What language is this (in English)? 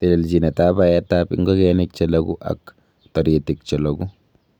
Kalenjin